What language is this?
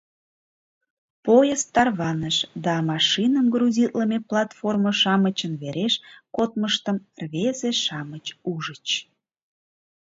Mari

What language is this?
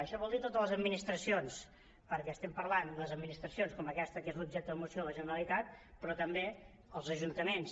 Catalan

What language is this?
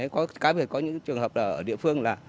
Vietnamese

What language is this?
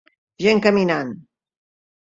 Catalan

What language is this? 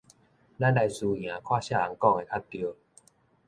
Min Nan Chinese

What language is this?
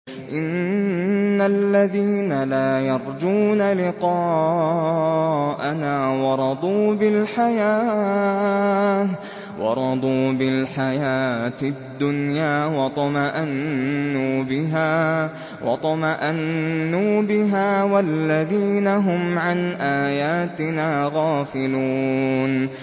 Arabic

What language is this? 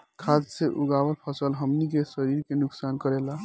Bhojpuri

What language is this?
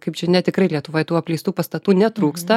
Lithuanian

